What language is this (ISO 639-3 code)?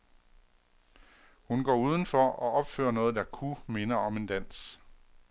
dan